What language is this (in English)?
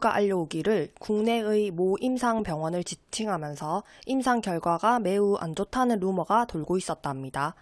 Korean